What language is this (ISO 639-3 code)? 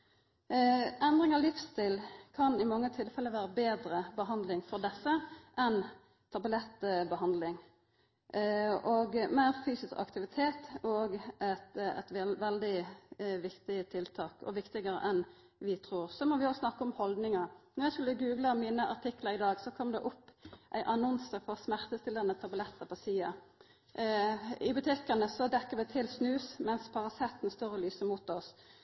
nno